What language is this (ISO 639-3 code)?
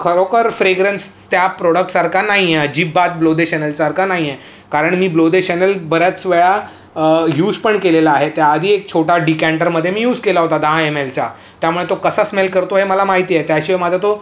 mar